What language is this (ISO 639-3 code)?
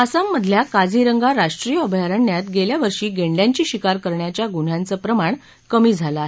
mar